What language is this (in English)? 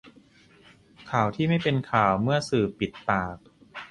Thai